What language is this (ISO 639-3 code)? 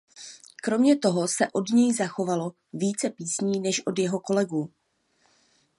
ces